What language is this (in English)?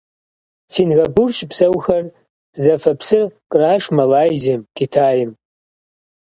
Kabardian